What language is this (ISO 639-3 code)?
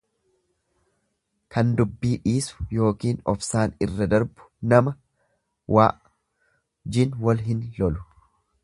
orm